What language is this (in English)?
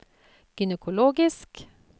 Norwegian